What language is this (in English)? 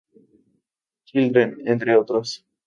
Spanish